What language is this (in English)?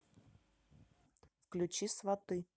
Russian